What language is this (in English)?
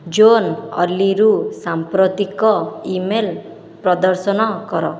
Odia